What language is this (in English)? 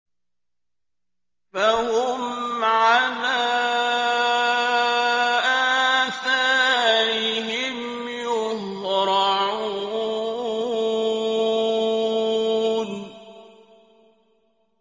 Arabic